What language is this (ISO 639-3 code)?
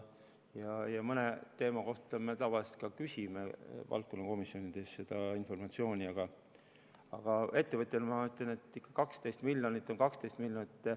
est